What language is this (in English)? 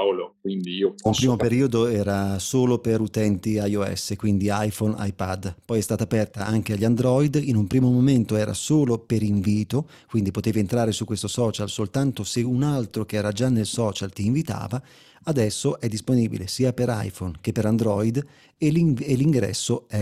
Italian